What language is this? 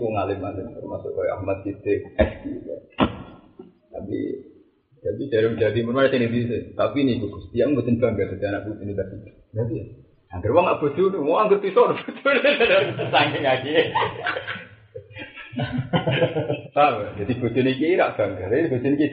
Indonesian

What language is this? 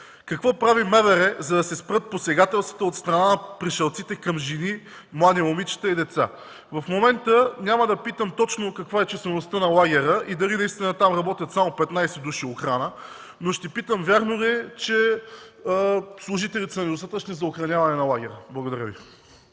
Bulgarian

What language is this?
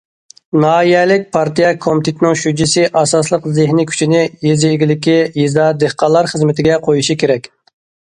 Uyghur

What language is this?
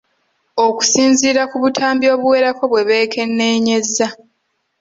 Ganda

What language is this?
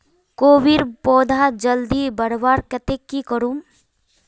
Magahi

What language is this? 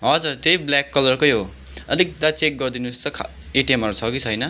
Nepali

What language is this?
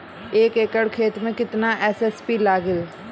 Bhojpuri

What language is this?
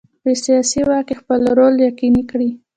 Pashto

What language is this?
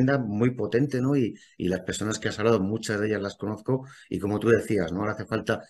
Spanish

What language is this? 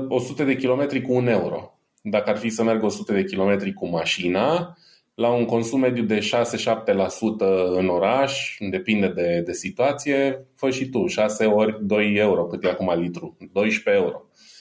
Romanian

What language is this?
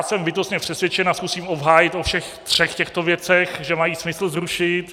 Czech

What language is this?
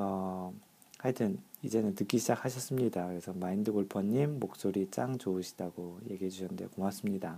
Korean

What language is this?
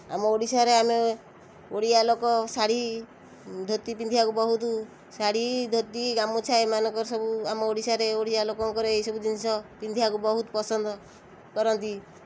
Odia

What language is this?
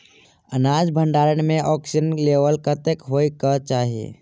Maithili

